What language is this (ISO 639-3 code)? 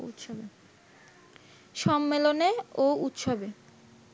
ben